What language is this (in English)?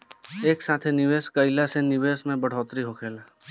Bhojpuri